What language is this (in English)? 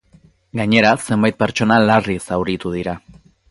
Basque